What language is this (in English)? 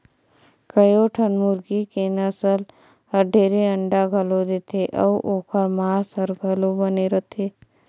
Chhattisgarhi